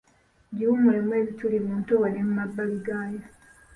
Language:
Ganda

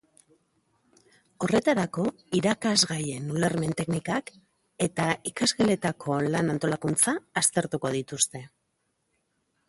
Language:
Basque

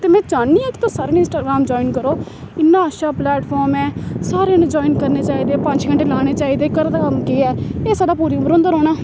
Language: Dogri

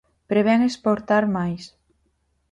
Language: Galician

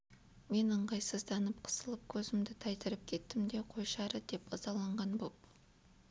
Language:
Kazakh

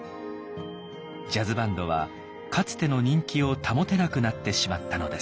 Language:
Japanese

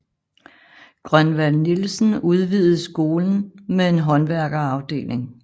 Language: Danish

